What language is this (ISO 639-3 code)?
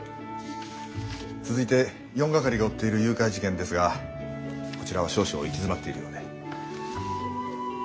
jpn